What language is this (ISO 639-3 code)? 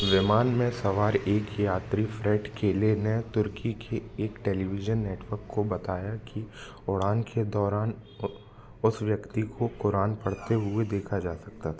hin